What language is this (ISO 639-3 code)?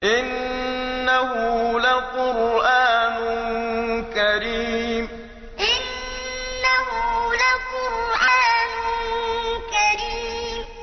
ara